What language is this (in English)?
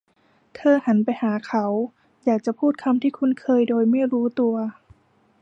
Thai